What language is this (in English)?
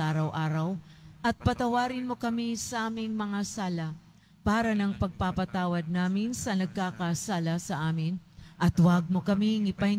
Filipino